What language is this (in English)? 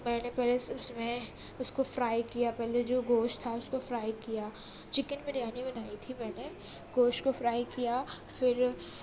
Urdu